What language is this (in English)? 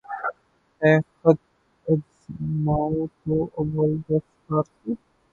Urdu